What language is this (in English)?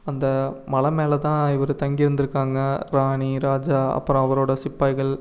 Tamil